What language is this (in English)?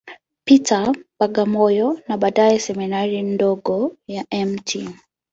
Swahili